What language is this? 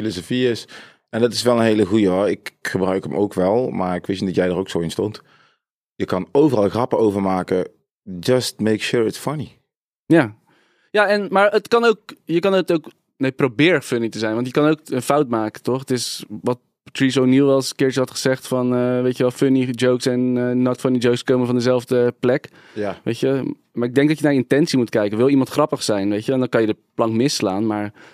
Dutch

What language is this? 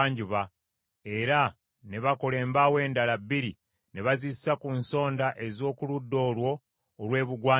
Ganda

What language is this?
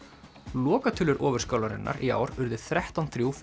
Icelandic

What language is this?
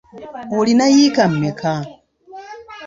Ganda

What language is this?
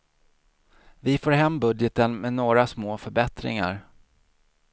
Swedish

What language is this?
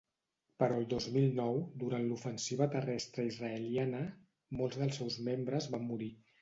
Catalan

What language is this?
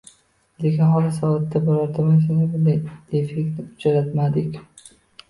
Uzbek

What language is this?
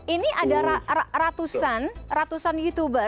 Indonesian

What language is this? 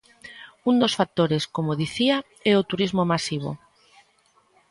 Galician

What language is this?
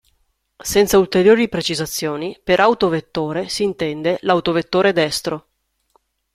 Italian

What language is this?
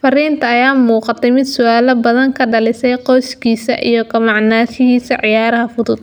Somali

